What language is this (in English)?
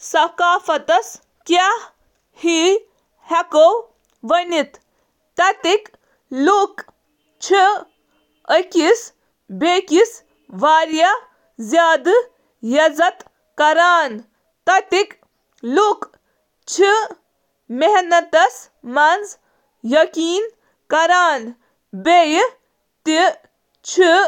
Kashmiri